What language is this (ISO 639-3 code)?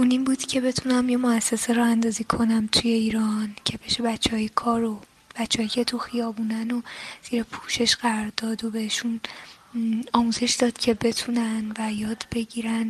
fas